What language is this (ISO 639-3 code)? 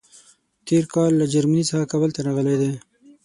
pus